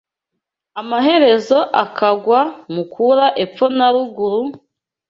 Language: Kinyarwanda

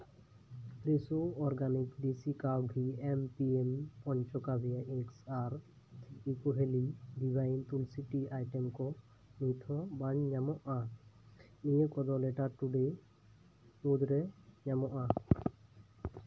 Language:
Santali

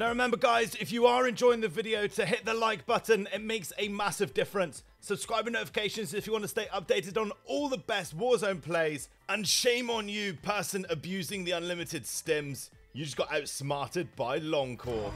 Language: English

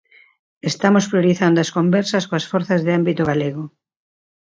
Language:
Galician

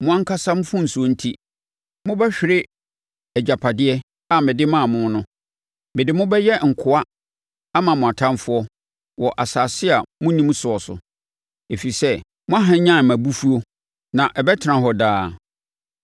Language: Akan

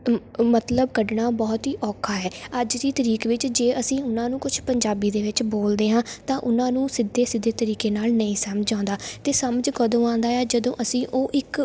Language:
Punjabi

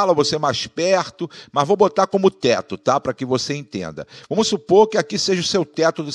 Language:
Portuguese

